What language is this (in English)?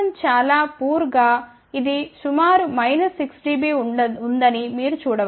Telugu